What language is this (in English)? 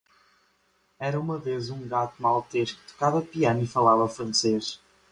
Portuguese